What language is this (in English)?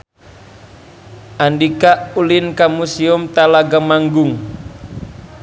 Sundanese